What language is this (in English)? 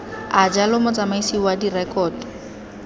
Tswana